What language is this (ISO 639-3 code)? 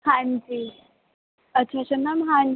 pan